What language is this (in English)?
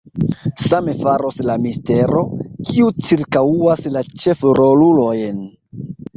Esperanto